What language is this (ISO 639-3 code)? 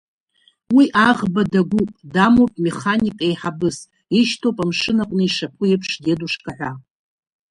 abk